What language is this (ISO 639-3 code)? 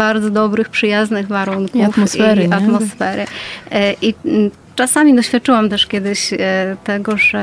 pol